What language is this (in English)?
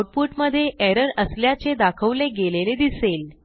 Marathi